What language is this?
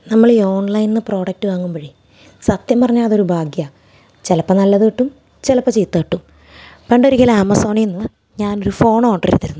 Malayalam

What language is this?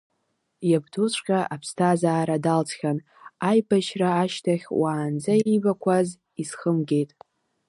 Abkhazian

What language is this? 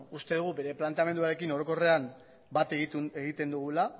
Basque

